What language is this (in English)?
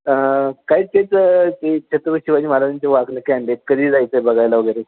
Marathi